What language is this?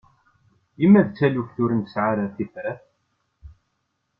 Kabyle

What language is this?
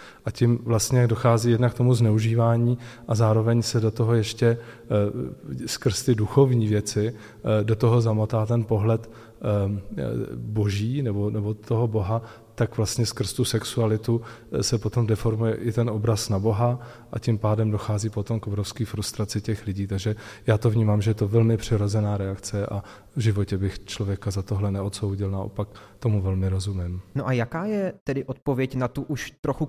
Czech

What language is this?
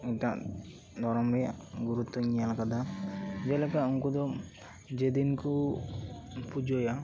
Santali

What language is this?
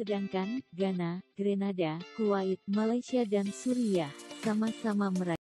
Indonesian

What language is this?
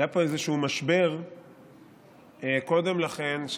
Hebrew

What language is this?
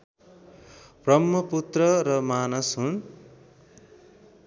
Nepali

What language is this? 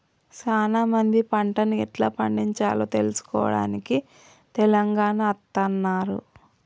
Telugu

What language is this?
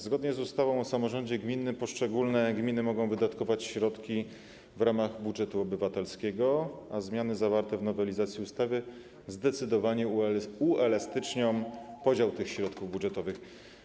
Polish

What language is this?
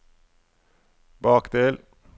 Norwegian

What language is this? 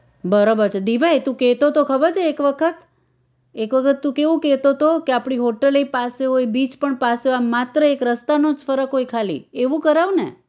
Gujarati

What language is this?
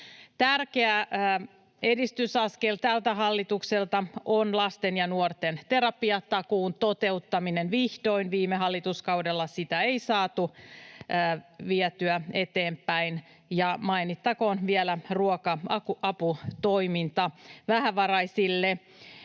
Finnish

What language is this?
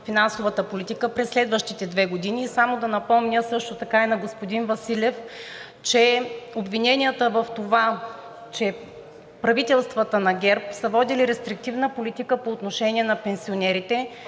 Bulgarian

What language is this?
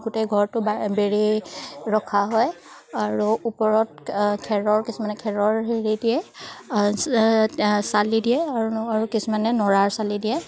Assamese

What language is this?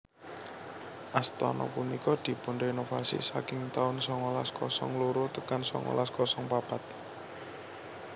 Javanese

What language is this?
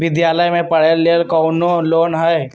Magahi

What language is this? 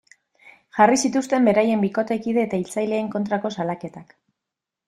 Basque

